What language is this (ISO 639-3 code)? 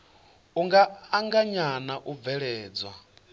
ven